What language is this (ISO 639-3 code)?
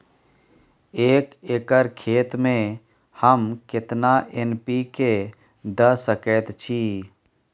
mai